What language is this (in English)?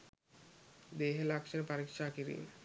Sinhala